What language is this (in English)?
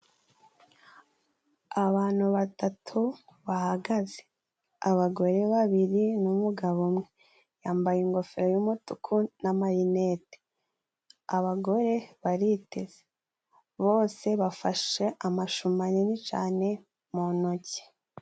Kinyarwanda